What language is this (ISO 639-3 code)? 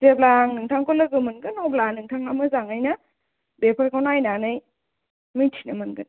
brx